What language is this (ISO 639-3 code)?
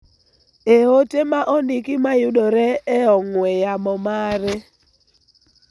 luo